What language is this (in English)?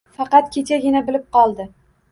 Uzbek